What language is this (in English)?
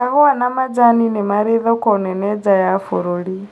Kikuyu